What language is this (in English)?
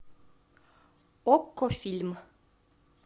Russian